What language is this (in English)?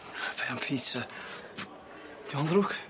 Welsh